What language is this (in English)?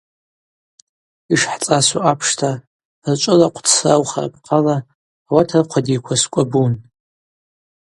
Abaza